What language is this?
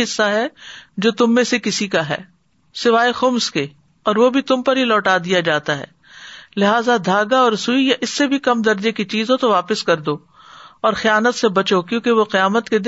Urdu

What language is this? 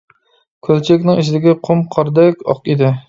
Uyghur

